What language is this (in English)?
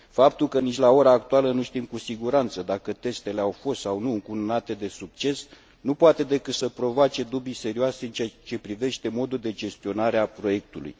Romanian